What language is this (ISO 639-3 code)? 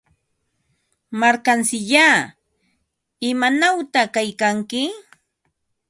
qva